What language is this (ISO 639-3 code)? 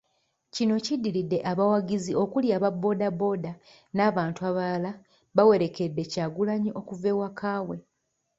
lug